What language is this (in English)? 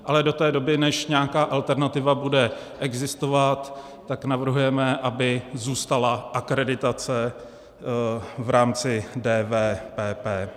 Czech